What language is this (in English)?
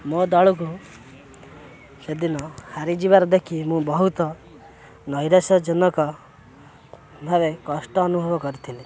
Odia